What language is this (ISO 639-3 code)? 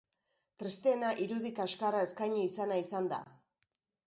eus